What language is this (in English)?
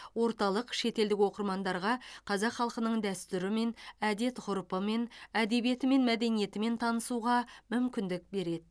Kazakh